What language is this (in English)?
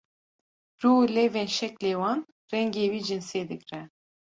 Kurdish